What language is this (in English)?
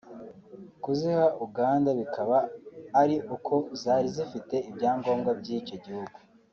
Kinyarwanda